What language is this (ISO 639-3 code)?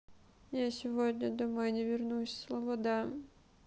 rus